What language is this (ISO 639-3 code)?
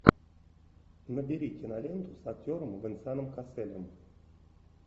rus